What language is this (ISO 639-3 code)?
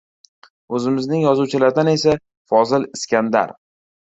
uzb